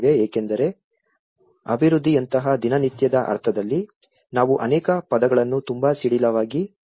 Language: Kannada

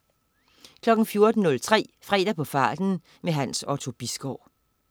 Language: Danish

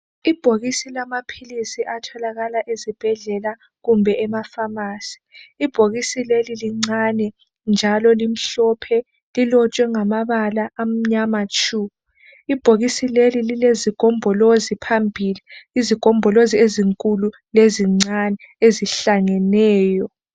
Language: North Ndebele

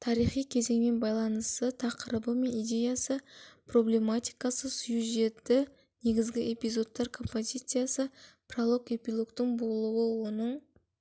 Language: Kazakh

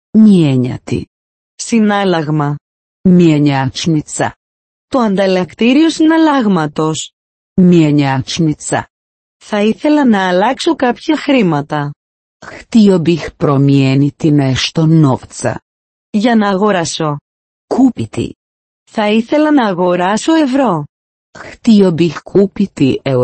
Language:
Greek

